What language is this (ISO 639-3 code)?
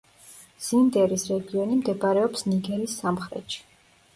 kat